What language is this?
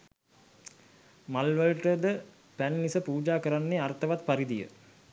Sinhala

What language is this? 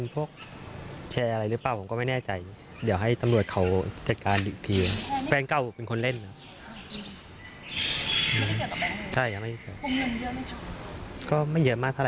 Thai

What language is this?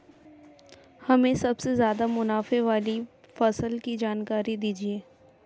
Hindi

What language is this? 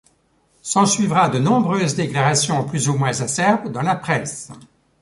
French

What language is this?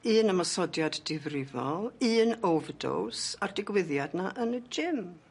Welsh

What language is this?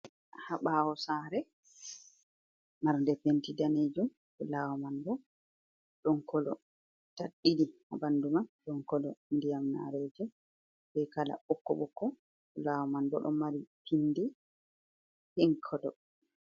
Fula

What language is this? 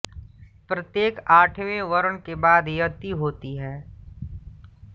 Hindi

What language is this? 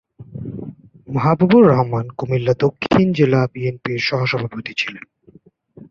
Bangla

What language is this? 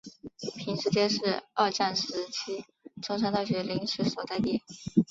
Chinese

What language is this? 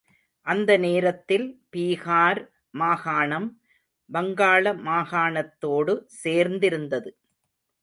Tamil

